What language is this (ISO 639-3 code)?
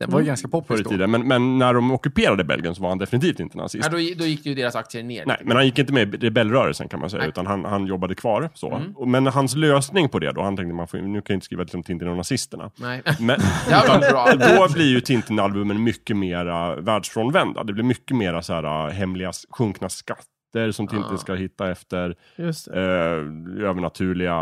swe